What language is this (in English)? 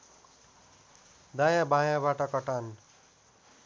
Nepali